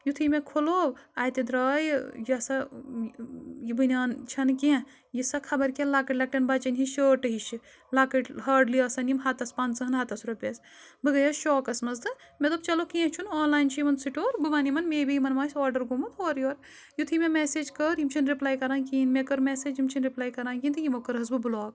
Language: Kashmiri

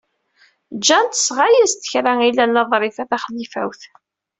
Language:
Kabyle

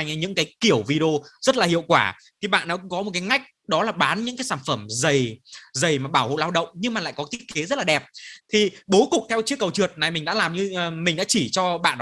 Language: Vietnamese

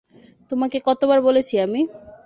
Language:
Bangla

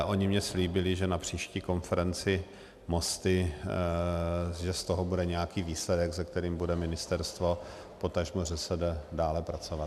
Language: Czech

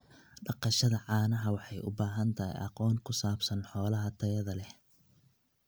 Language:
Somali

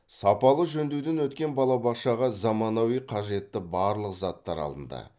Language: Kazakh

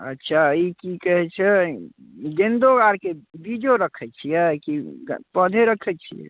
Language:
Maithili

